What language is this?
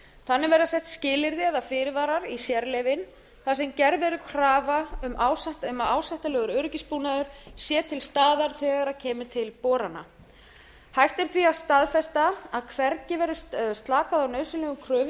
Icelandic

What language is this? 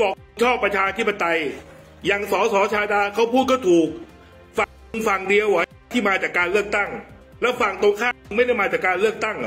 Thai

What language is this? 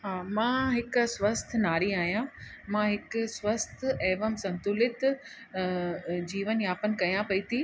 Sindhi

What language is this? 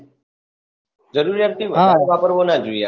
Gujarati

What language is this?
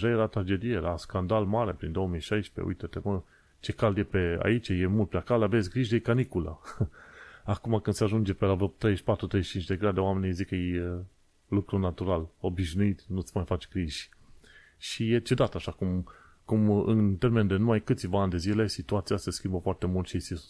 Romanian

